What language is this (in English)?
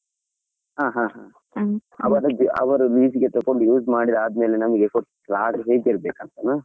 Kannada